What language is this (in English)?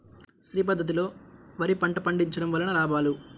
Telugu